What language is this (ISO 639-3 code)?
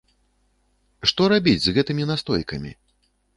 bel